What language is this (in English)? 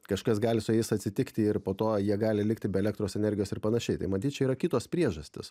Lithuanian